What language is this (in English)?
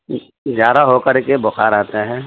Urdu